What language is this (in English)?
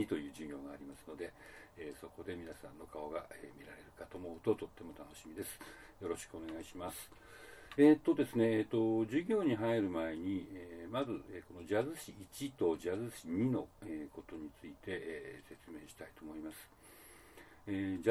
Japanese